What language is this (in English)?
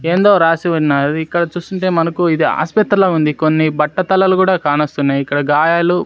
Telugu